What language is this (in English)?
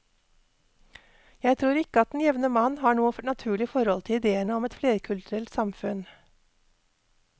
Norwegian